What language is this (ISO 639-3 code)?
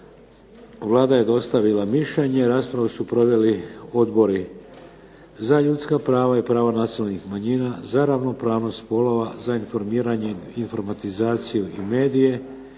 hrv